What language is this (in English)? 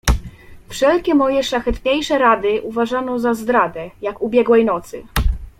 Polish